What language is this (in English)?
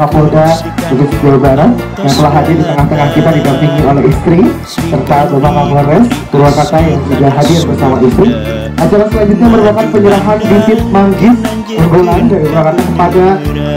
Indonesian